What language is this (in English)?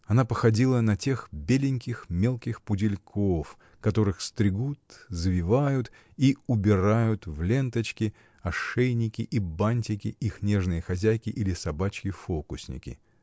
Russian